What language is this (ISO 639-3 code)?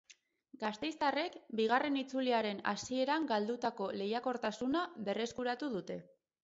eus